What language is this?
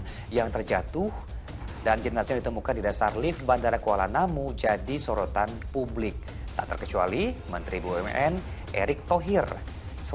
Indonesian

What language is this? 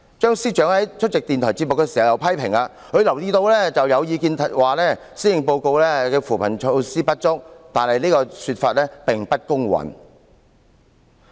Cantonese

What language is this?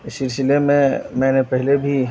Urdu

